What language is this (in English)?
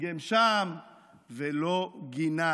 Hebrew